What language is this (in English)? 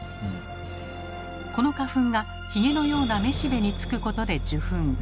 Japanese